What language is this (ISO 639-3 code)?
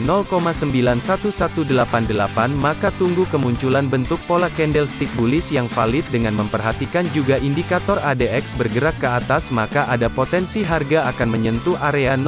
ind